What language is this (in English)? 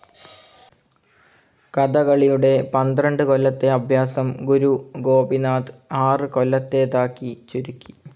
Malayalam